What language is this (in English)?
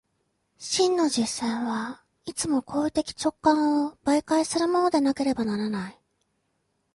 Japanese